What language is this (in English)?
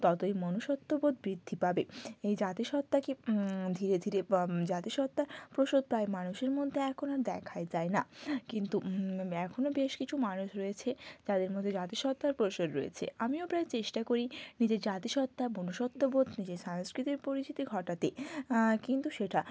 Bangla